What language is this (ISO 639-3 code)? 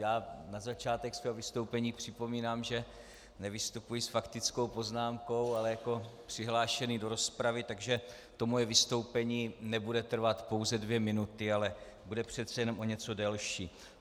ces